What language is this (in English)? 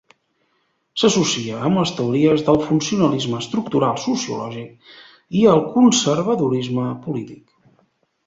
Catalan